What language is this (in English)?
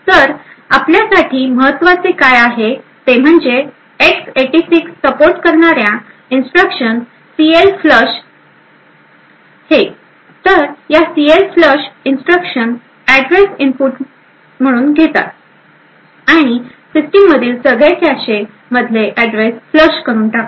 Marathi